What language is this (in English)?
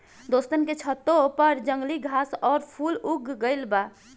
Bhojpuri